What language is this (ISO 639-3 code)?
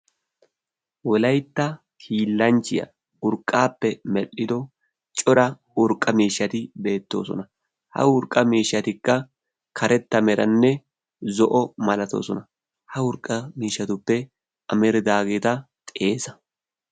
wal